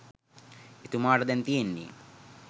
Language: Sinhala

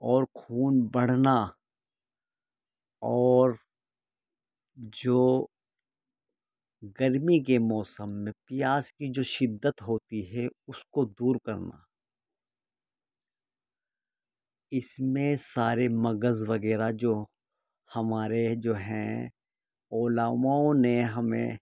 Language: Urdu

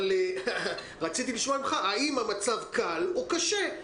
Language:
Hebrew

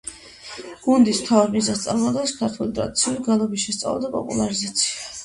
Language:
Georgian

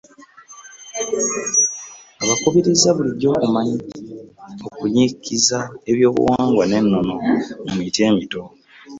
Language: Ganda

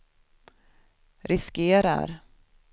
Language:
Swedish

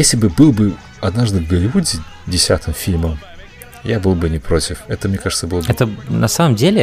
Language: Russian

